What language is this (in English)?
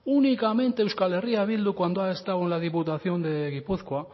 Spanish